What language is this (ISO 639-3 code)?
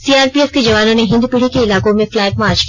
hin